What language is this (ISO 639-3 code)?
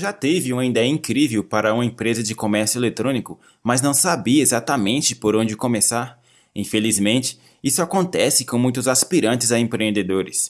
por